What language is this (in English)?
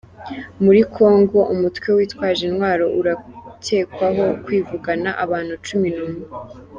Kinyarwanda